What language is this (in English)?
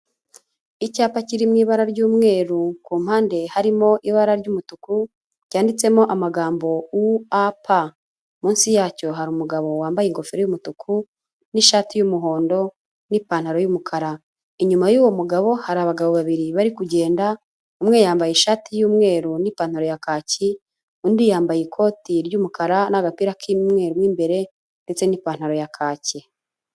Kinyarwanda